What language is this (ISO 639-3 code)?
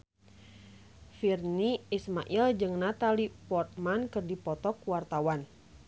sun